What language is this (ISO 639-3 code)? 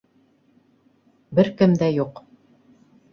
bak